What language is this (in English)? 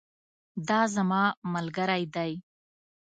Pashto